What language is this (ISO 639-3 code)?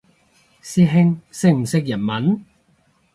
yue